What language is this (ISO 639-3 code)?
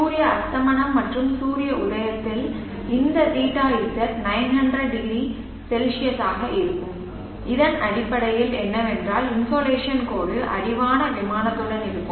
tam